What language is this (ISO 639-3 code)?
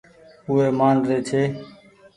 gig